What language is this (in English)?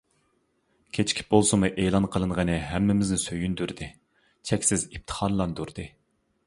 Uyghur